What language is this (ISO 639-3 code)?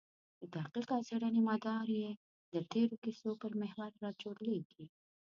pus